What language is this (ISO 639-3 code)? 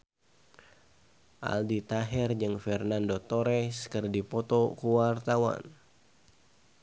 sun